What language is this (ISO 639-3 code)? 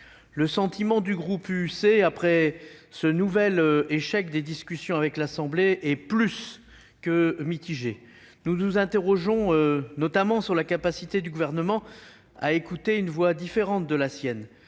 fra